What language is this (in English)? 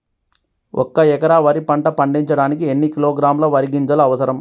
Telugu